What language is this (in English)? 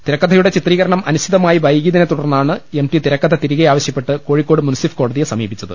Malayalam